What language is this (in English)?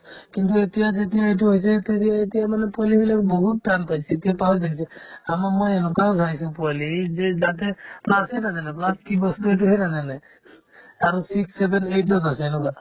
Assamese